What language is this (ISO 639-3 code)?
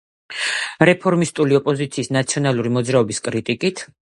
kat